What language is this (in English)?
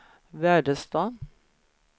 Swedish